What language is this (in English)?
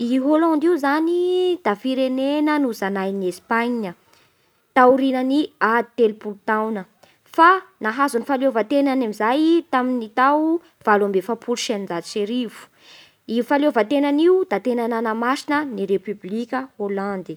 Bara Malagasy